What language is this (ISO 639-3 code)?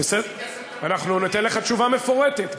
heb